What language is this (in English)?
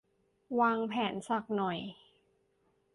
Thai